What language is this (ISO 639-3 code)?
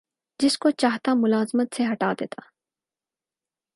urd